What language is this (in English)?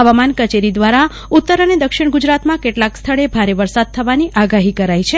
Gujarati